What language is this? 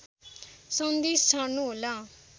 Nepali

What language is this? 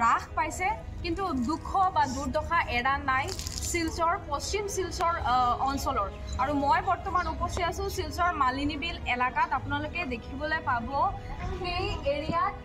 Bangla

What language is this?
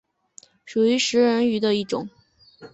Chinese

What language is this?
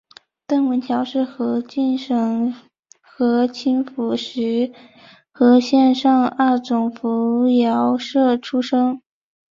Chinese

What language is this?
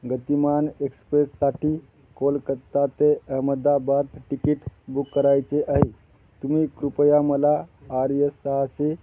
Marathi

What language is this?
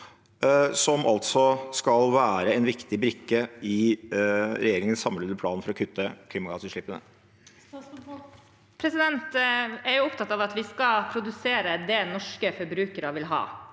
Norwegian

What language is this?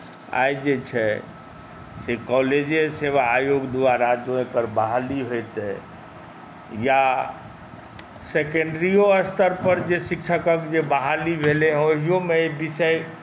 Maithili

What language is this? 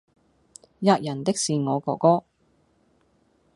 Cantonese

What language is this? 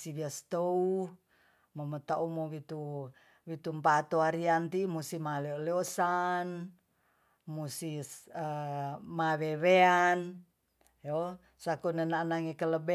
Tonsea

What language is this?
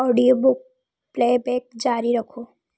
Hindi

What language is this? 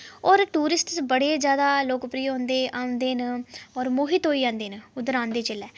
Dogri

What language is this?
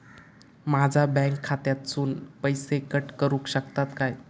Marathi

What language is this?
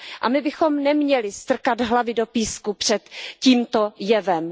Czech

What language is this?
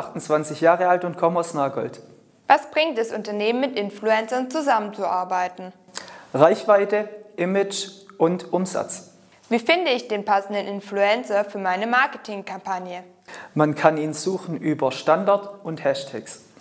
German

